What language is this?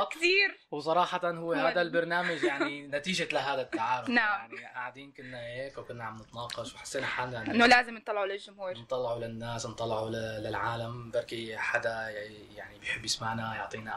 Arabic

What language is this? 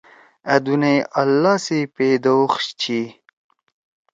Torwali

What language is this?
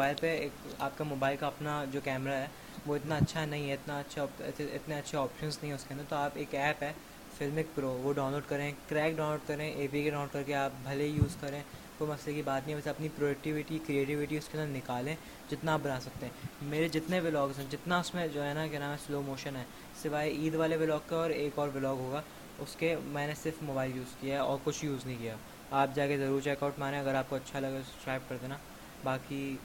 Urdu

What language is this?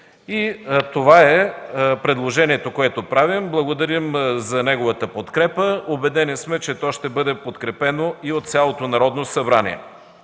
Bulgarian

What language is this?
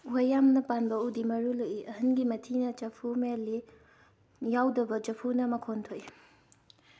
Manipuri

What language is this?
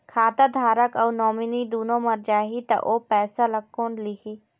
Chhattisgarhi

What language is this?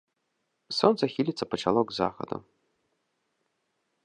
Belarusian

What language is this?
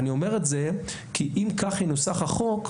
Hebrew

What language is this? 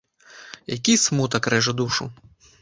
Belarusian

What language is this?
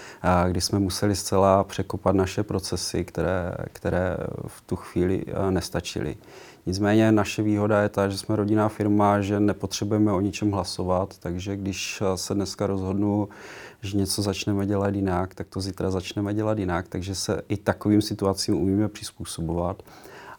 Czech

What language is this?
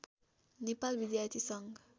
Nepali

